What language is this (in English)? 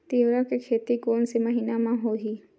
Chhattisgarhi